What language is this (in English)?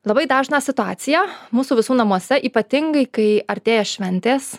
Lithuanian